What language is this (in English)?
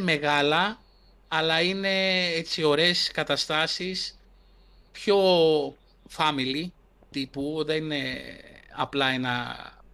Greek